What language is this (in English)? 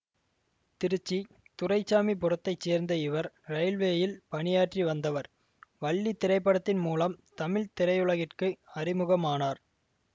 Tamil